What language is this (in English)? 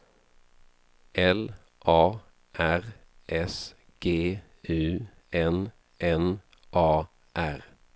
Swedish